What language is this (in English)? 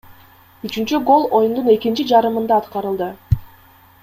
Kyrgyz